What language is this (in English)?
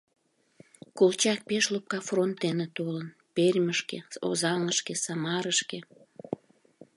Mari